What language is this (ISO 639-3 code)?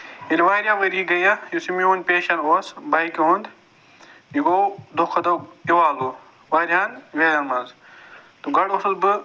kas